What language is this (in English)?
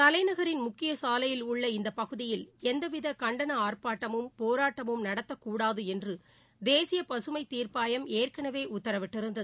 Tamil